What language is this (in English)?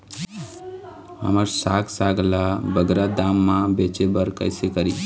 Chhattisgarhi